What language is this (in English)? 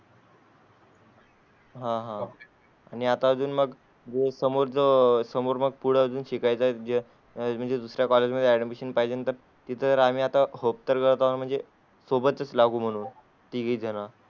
Marathi